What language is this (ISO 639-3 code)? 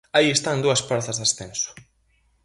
glg